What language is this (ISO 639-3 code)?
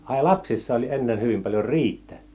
fin